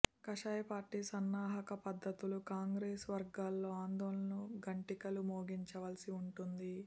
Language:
Telugu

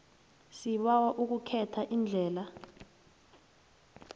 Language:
South Ndebele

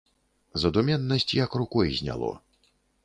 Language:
Belarusian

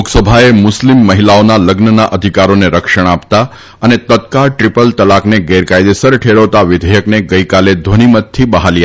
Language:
Gujarati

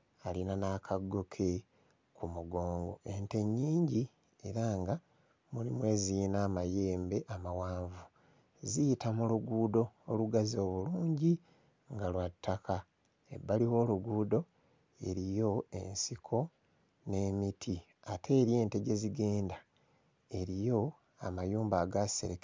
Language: Ganda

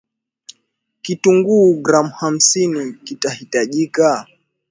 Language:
Swahili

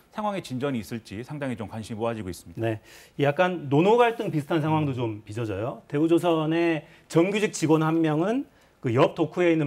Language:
Korean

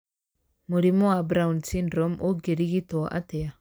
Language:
Kikuyu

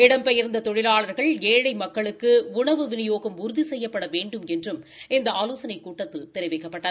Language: Tamil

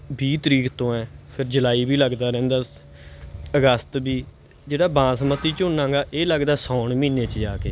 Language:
Punjabi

